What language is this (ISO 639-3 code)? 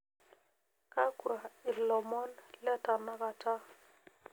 mas